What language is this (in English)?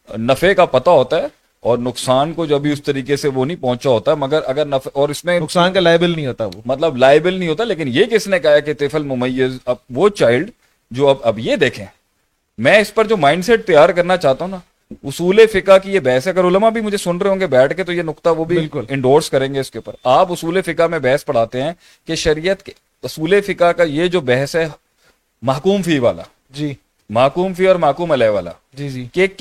Urdu